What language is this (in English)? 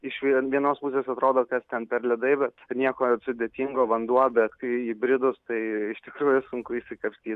Lithuanian